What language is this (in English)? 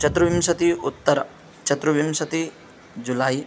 Sanskrit